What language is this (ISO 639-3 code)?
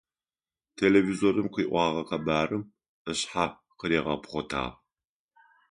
ady